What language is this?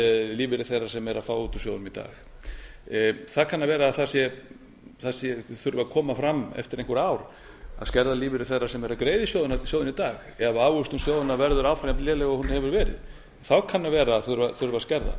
Icelandic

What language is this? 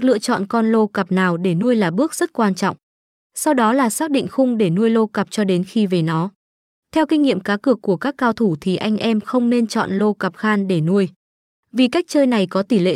Vietnamese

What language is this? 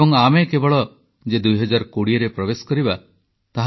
Odia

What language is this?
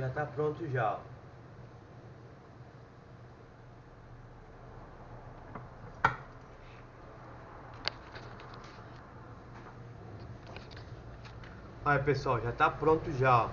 Portuguese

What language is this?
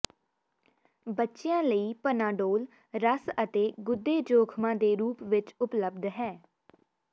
Punjabi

